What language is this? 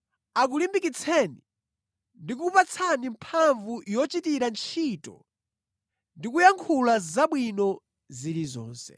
Nyanja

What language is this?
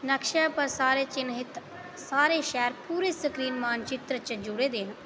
Dogri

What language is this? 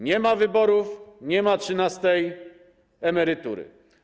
Polish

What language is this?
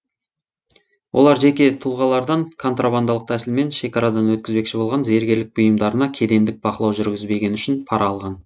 Kazakh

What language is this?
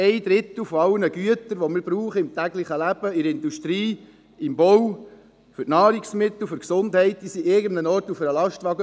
Swiss German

